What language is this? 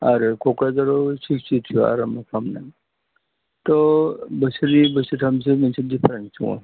Bodo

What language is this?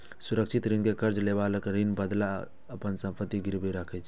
Maithili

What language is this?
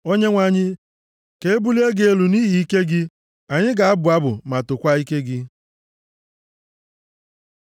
Igbo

